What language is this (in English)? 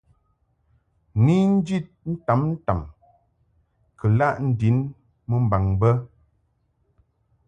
Mungaka